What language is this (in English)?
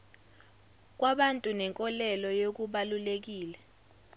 Zulu